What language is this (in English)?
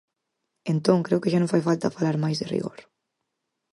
Galician